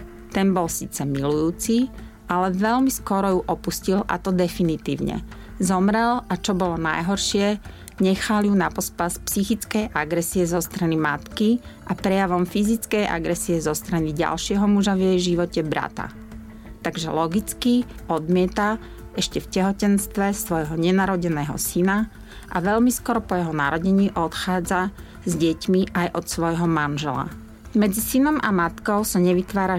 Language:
Slovak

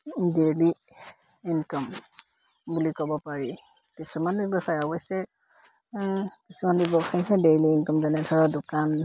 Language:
Assamese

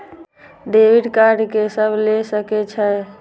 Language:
Maithili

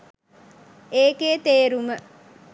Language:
Sinhala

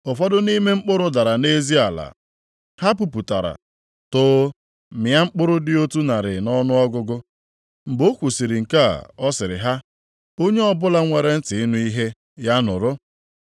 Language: Igbo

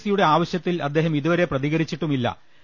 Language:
Malayalam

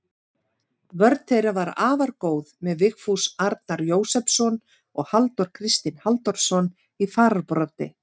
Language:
Icelandic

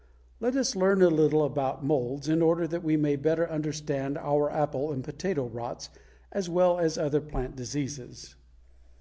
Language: English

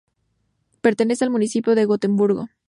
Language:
Spanish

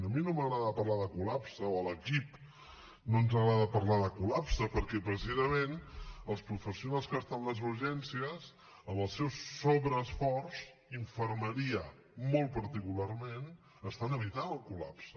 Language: Catalan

